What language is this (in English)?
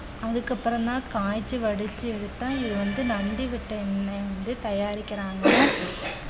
Tamil